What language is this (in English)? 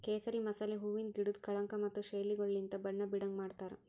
Kannada